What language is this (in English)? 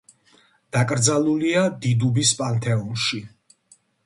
Georgian